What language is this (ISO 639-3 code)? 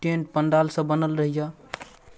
mai